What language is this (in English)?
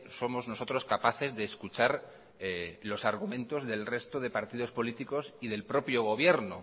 Spanish